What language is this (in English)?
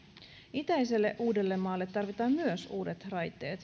Finnish